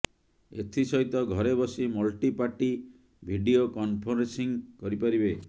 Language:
Odia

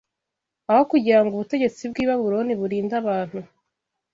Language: Kinyarwanda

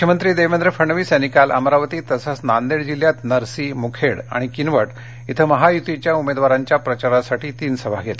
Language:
Marathi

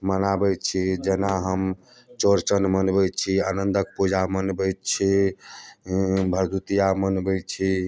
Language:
Maithili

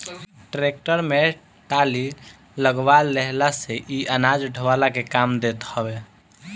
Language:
Bhojpuri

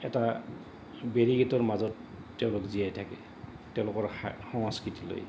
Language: Assamese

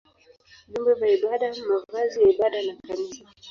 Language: Swahili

